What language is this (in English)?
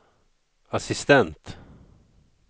Swedish